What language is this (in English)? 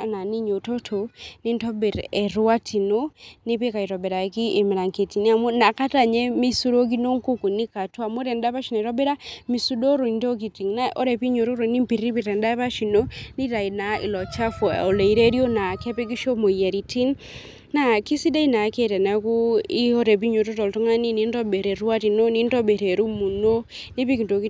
Masai